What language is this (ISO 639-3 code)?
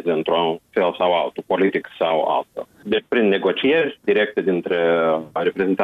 ron